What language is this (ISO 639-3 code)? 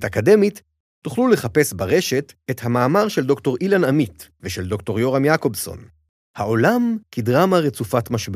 heb